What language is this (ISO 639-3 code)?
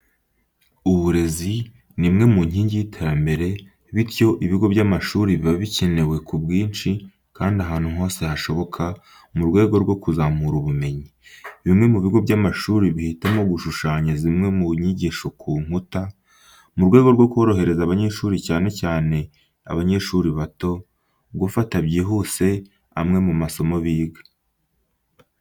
kin